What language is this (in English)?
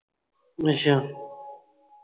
Punjabi